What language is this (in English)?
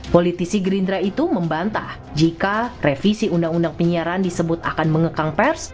Indonesian